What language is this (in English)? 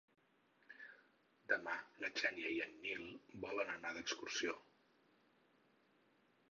Catalan